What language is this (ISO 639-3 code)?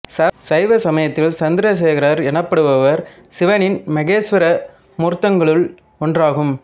tam